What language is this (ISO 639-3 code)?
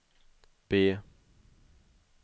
swe